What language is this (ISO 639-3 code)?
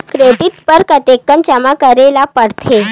hne